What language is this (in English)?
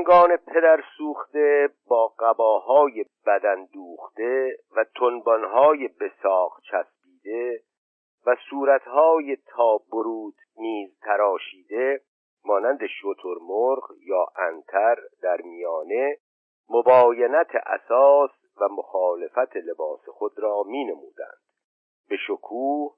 Persian